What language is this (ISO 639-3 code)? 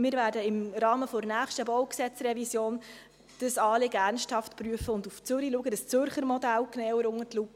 gsw